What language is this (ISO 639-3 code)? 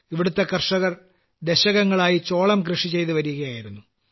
mal